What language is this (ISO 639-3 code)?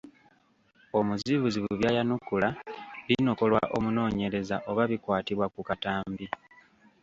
lug